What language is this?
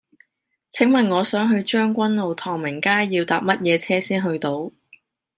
Cantonese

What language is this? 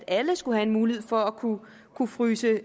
Danish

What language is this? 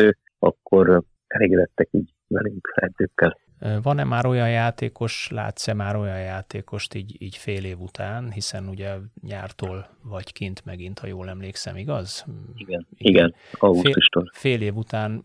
Hungarian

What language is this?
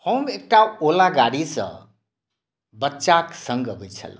Maithili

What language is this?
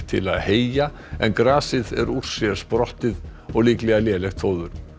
Icelandic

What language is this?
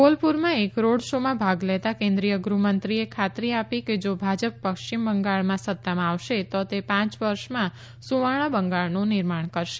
Gujarati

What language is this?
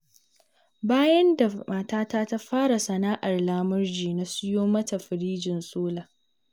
Hausa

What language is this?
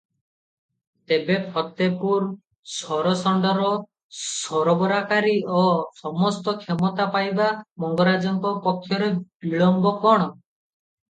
Odia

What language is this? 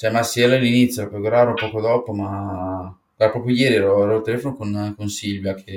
Italian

